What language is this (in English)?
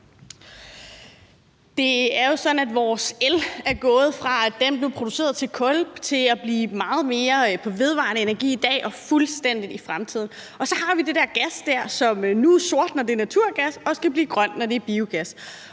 Danish